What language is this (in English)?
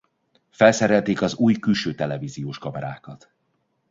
Hungarian